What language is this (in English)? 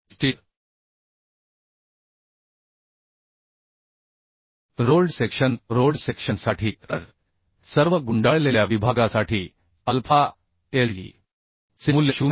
Marathi